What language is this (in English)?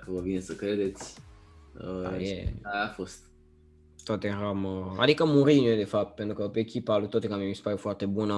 Romanian